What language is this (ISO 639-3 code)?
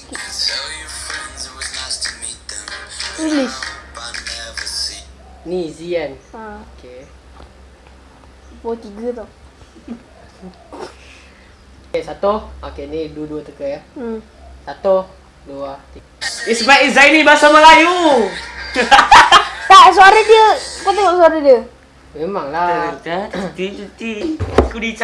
msa